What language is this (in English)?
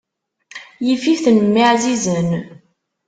Kabyle